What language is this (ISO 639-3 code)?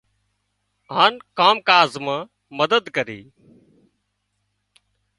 kxp